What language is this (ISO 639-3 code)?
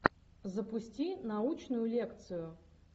rus